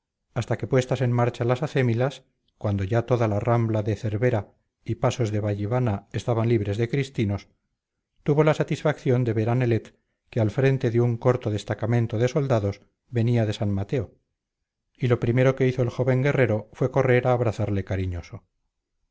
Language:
Spanish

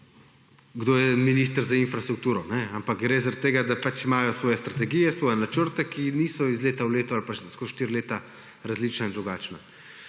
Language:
Slovenian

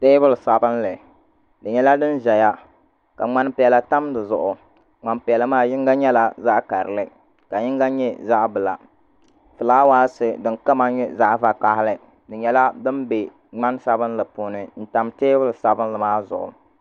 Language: Dagbani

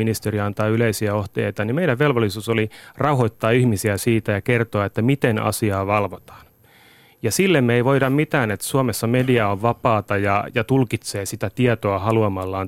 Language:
Finnish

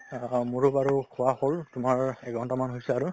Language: Assamese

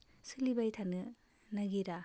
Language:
Bodo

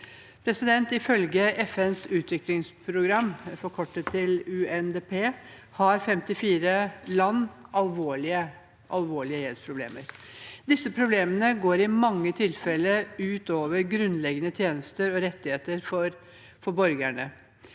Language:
Norwegian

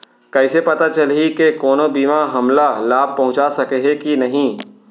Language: Chhattisgarhi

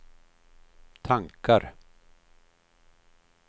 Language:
Swedish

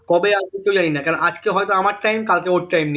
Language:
Bangla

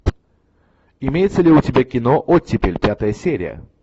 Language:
Russian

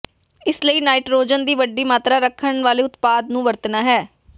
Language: Punjabi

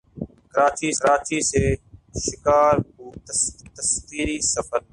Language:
Urdu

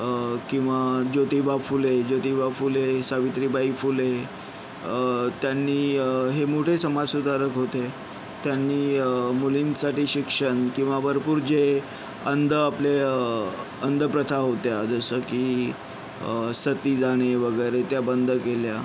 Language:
Marathi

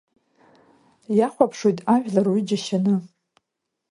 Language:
Abkhazian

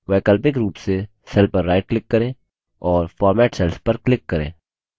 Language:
Hindi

